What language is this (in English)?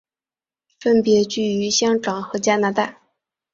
Chinese